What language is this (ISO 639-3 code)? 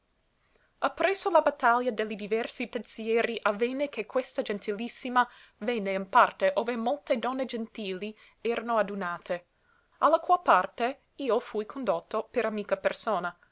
ita